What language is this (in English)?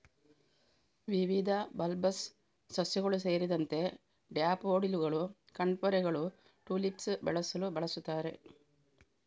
Kannada